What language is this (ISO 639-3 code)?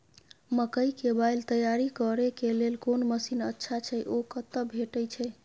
mai